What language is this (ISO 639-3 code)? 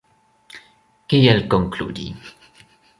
epo